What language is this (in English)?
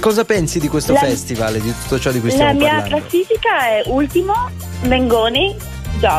Italian